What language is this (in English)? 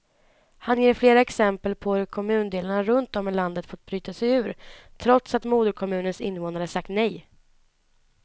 Swedish